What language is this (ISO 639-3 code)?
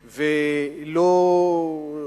heb